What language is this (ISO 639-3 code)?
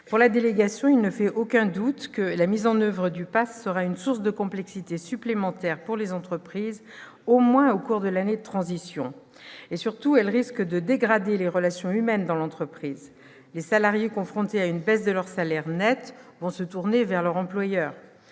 fra